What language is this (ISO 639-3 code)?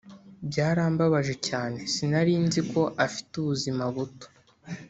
kin